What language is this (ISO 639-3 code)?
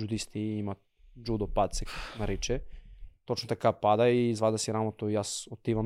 bul